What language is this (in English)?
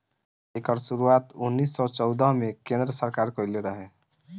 Bhojpuri